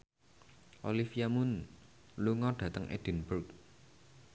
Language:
Javanese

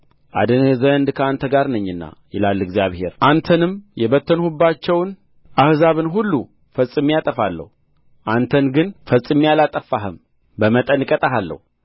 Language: Amharic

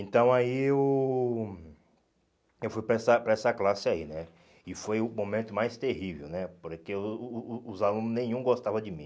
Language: Portuguese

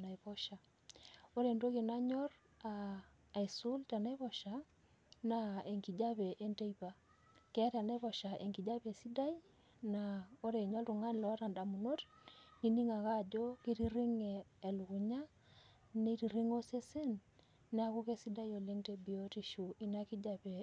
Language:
Masai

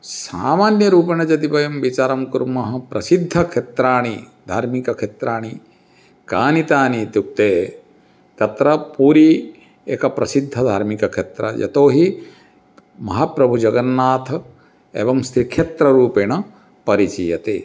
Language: Sanskrit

